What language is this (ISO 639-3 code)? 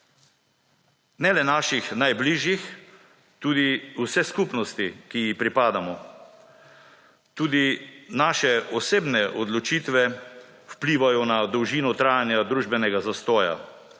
slv